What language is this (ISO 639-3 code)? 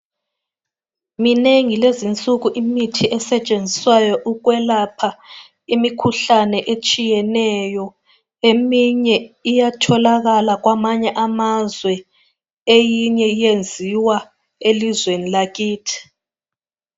nde